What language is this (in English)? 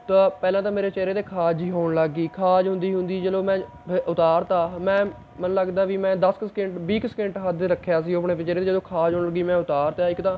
Punjabi